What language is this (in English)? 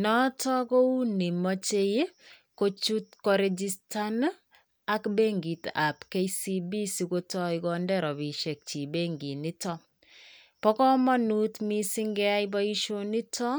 Kalenjin